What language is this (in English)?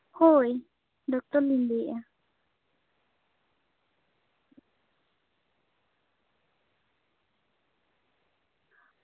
Santali